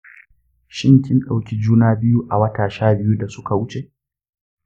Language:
Hausa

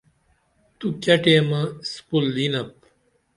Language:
Dameli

